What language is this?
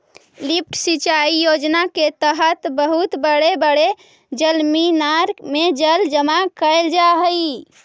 Magahi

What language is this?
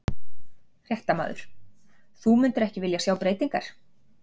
Icelandic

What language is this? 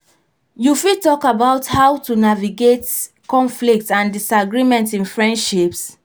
Nigerian Pidgin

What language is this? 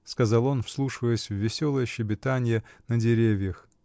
Russian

